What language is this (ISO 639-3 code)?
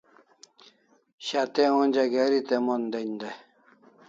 kls